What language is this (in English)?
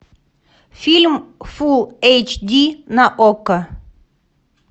Russian